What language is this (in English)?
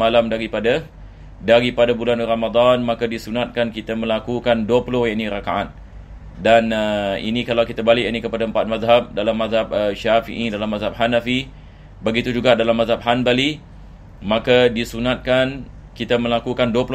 Malay